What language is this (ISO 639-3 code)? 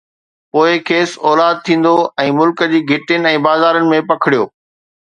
snd